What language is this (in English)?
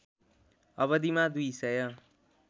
Nepali